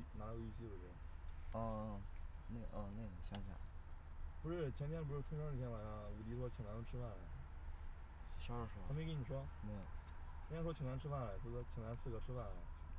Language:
Chinese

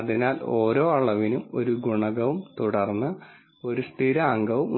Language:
Malayalam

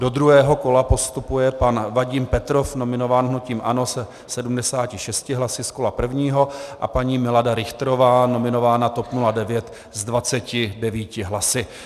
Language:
Czech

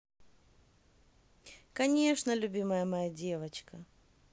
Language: Russian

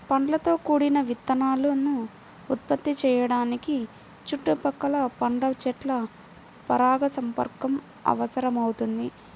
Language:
Telugu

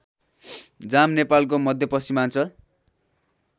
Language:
Nepali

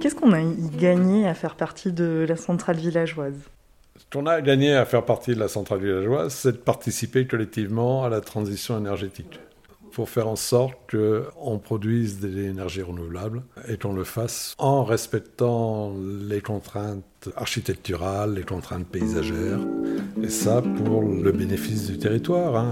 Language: French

